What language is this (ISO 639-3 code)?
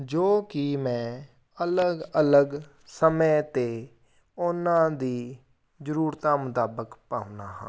pan